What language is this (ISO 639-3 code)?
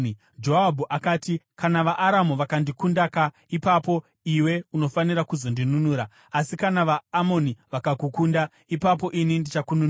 sna